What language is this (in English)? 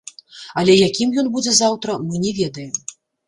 Belarusian